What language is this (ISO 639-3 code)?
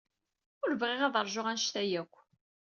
kab